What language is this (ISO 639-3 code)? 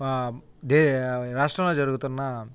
tel